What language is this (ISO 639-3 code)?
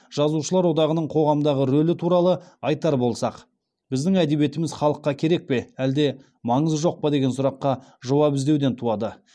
kaz